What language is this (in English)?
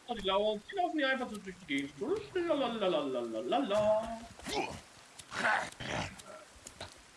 German